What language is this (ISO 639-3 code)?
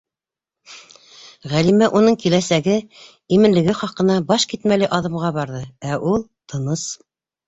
bak